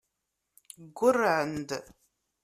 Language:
Kabyle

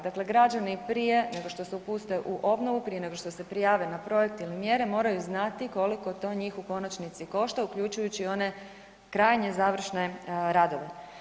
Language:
Croatian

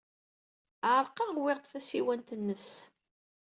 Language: Kabyle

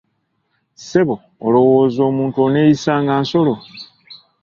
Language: Ganda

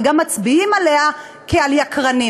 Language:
Hebrew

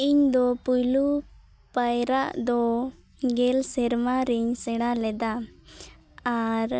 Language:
Santali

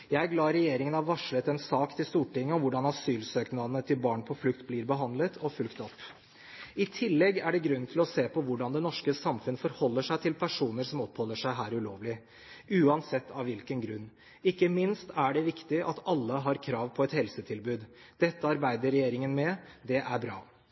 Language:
Norwegian Bokmål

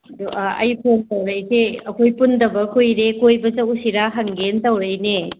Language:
Manipuri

